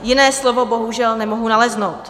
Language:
Czech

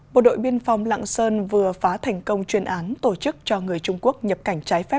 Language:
Vietnamese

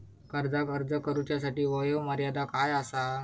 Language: Marathi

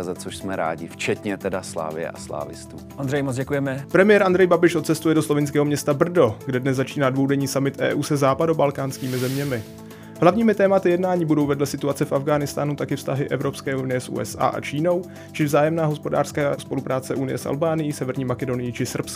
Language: Czech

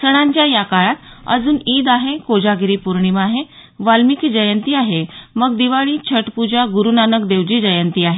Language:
Marathi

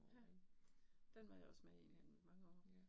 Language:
Danish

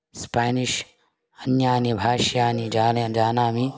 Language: Sanskrit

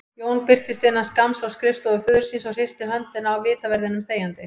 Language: Icelandic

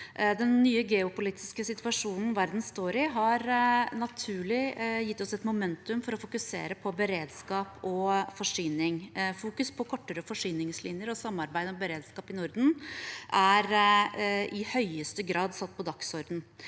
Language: Norwegian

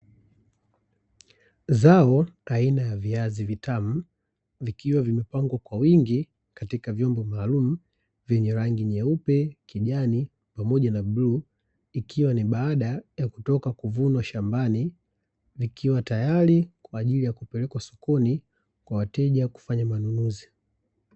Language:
Swahili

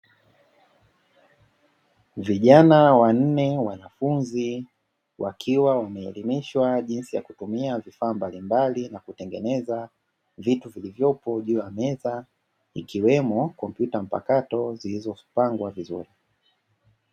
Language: Swahili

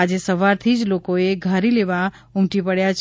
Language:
Gujarati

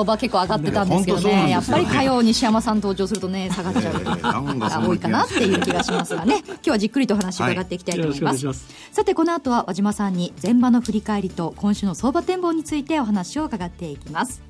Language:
Japanese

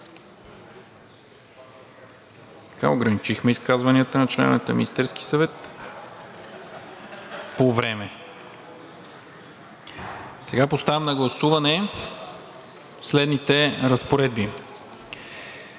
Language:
Bulgarian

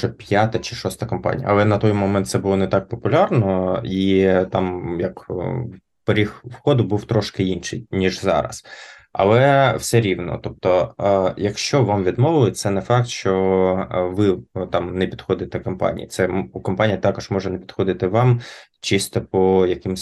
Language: Ukrainian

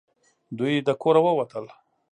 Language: Pashto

